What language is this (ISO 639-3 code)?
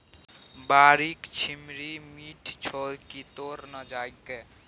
mai